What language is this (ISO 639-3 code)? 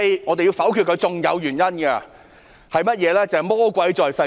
yue